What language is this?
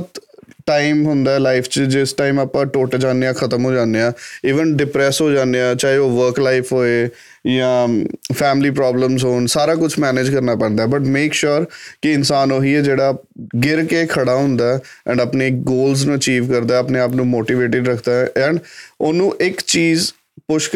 Punjabi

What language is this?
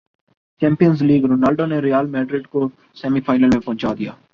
Urdu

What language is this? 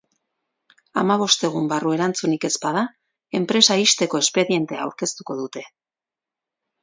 Basque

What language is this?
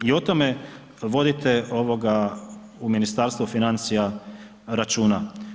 Croatian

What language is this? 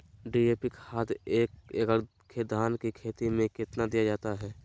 Magahi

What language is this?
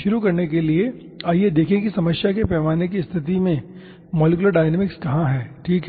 Hindi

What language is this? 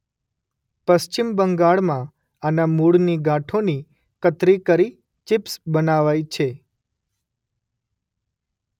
Gujarati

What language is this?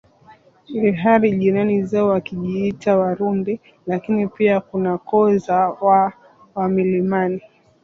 Swahili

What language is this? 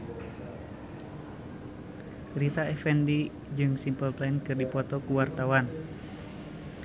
Sundanese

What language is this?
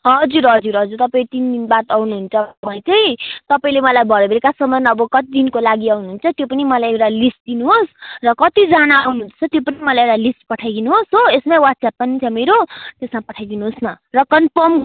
Nepali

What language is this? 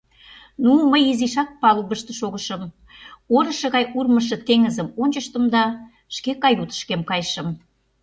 Mari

